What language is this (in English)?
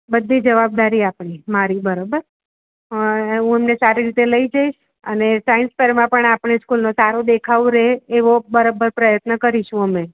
Gujarati